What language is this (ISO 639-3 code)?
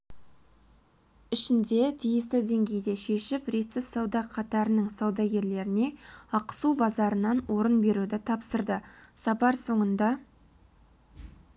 kaz